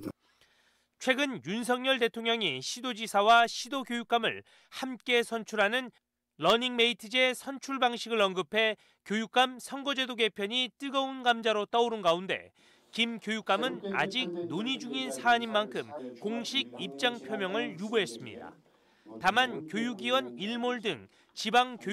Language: Korean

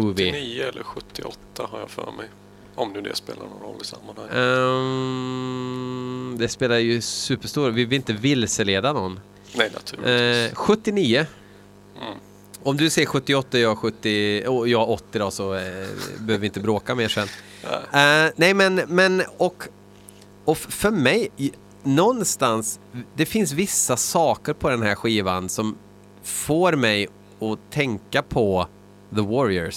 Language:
Swedish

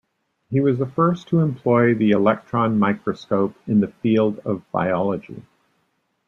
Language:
English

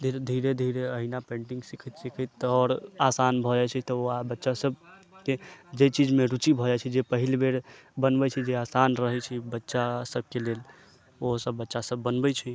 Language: Maithili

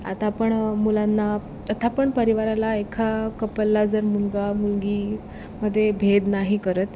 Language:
Marathi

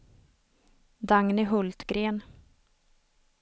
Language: Swedish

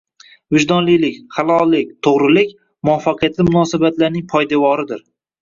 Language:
Uzbek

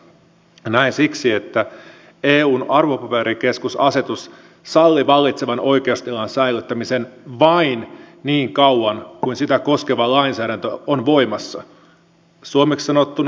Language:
Finnish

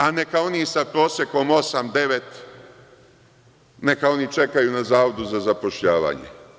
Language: Serbian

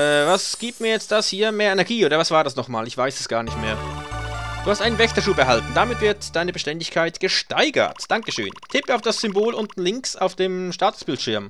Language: German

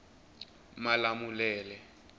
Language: Tsonga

